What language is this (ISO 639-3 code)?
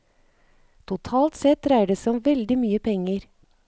nor